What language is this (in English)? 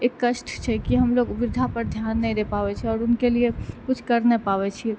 Maithili